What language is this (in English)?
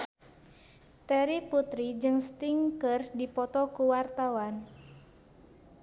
Sundanese